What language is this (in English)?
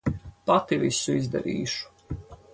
Latvian